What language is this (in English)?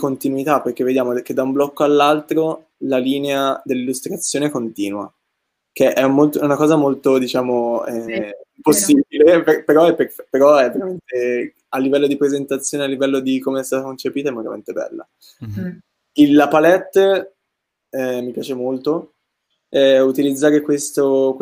Italian